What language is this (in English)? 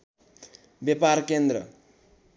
Nepali